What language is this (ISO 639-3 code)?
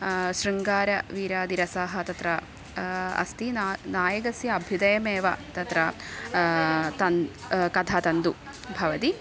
san